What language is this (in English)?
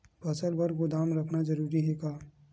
Chhattisgarhi